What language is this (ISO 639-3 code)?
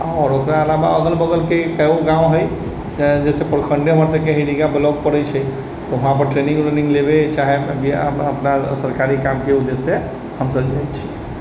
mai